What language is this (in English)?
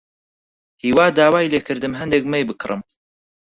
Central Kurdish